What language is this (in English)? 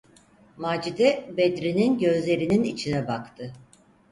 Turkish